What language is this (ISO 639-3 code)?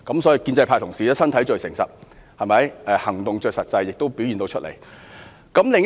yue